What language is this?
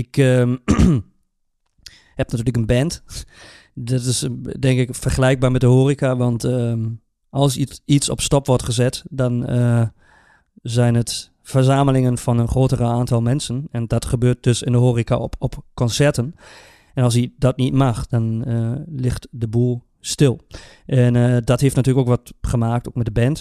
Dutch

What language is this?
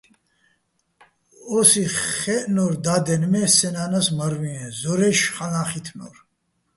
Bats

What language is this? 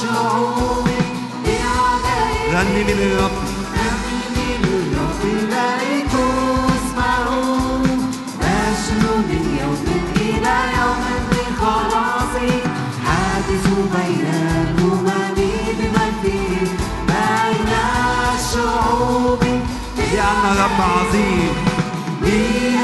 Arabic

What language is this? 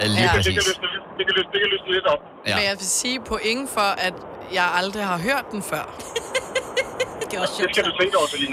Danish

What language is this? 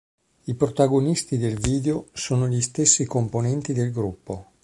Italian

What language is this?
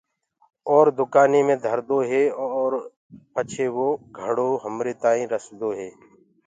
Gurgula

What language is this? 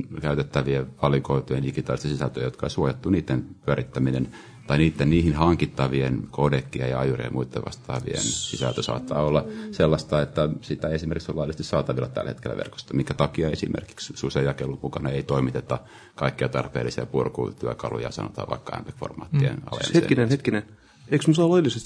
Finnish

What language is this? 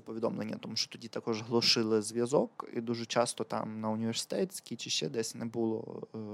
Ukrainian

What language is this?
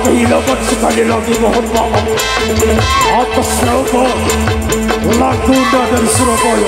Arabic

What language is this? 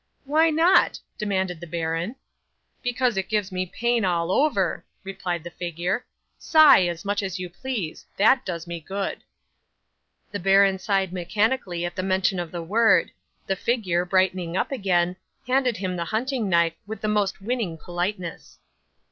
English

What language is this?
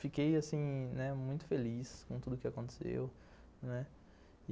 Portuguese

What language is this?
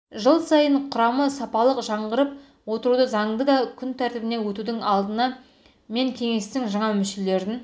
Kazakh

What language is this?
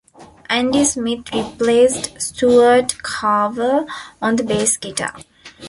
English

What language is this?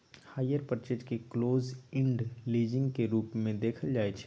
Maithili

